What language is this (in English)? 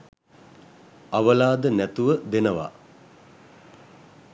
Sinhala